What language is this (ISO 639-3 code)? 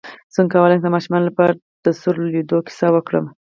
pus